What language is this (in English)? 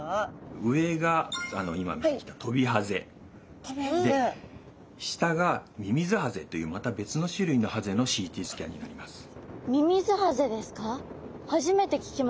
Japanese